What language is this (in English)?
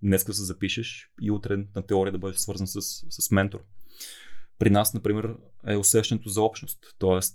Bulgarian